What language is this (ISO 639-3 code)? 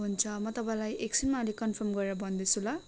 nep